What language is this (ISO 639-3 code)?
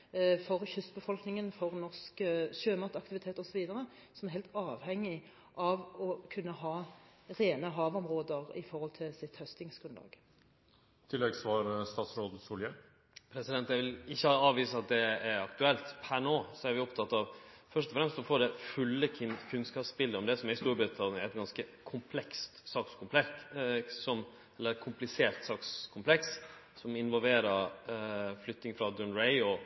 nor